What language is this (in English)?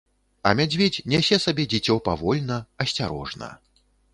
Belarusian